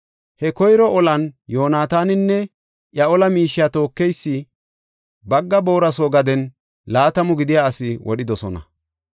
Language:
Gofa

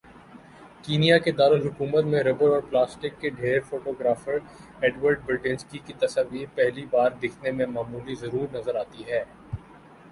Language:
Urdu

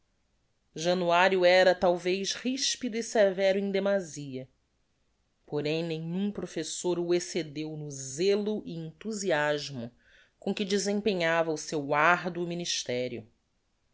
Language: Portuguese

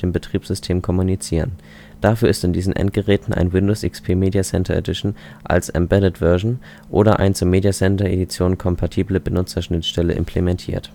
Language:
German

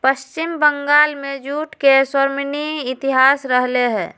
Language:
Magahi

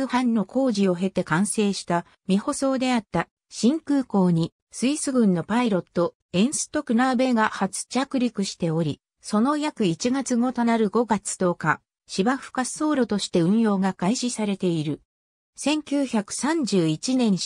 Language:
Japanese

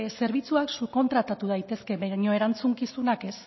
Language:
Basque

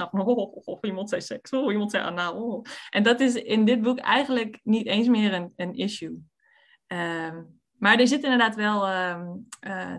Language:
Dutch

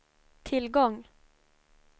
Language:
Swedish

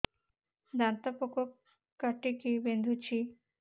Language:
Odia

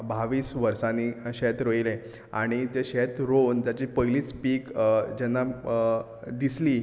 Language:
Konkani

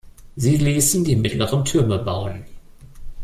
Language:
German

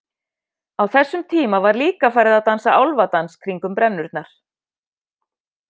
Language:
Icelandic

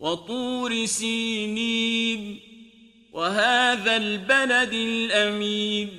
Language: Arabic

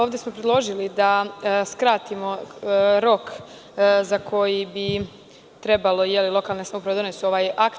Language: Serbian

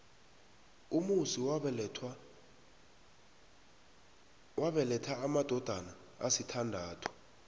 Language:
South Ndebele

